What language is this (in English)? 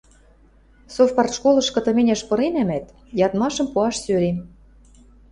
Western Mari